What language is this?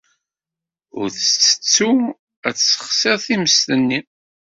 Kabyle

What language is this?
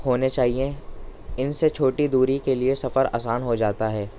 Urdu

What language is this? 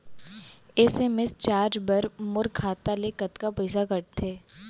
Chhattisgarhi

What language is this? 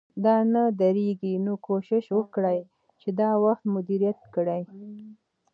Pashto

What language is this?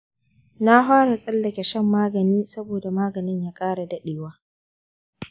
Hausa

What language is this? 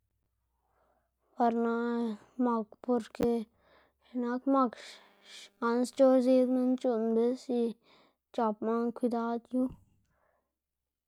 Xanaguía Zapotec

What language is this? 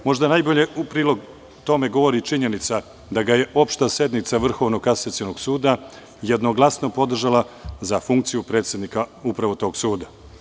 Serbian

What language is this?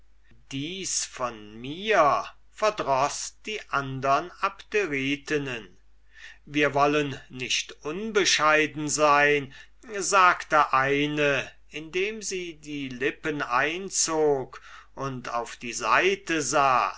German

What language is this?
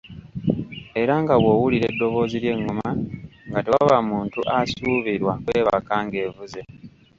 Ganda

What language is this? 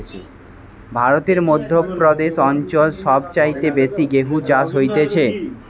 Bangla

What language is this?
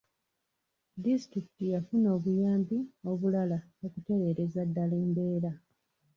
Ganda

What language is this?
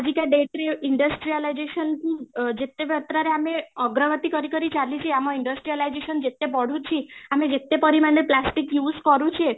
Odia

